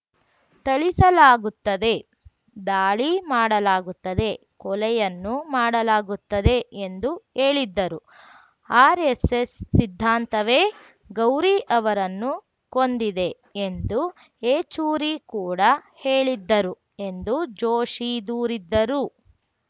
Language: Kannada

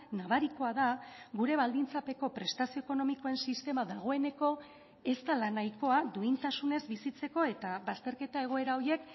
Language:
Basque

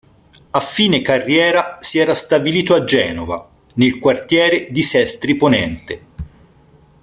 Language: Italian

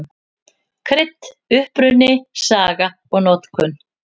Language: Icelandic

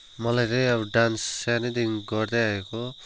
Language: Nepali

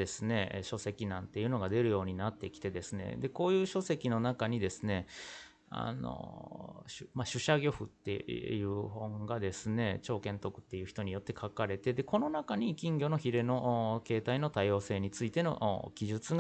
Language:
Japanese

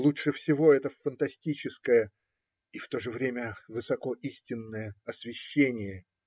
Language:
Russian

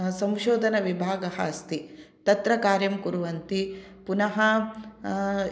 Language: Sanskrit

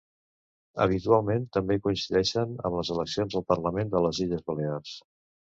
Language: Catalan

